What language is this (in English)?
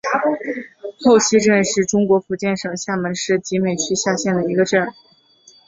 Chinese